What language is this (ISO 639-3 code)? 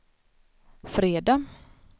swe